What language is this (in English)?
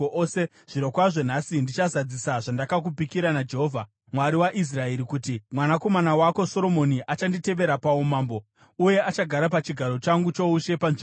Shona